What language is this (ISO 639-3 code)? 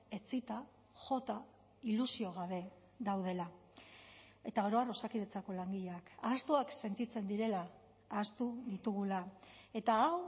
eus